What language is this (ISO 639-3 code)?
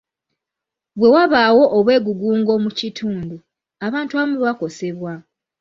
lug